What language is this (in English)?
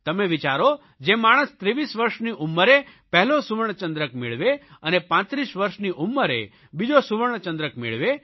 Gujarati